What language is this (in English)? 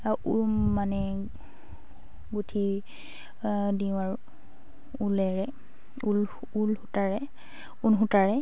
Assamese